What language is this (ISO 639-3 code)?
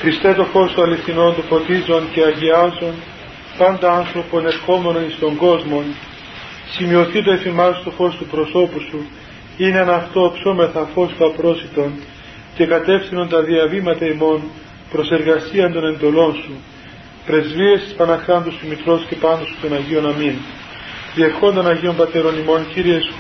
ell